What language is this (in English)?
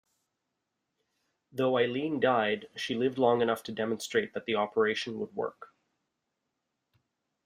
English